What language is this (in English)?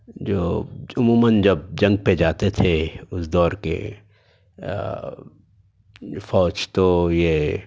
Urdu